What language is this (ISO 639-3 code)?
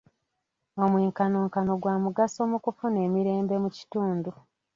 lug